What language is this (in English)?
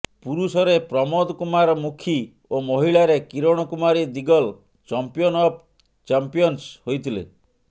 Odia